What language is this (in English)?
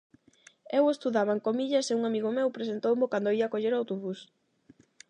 Galician